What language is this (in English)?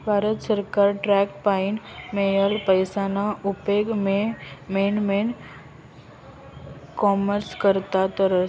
Marathi